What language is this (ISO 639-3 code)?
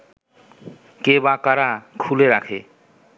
ben